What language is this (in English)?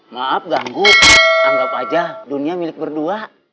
Indonesian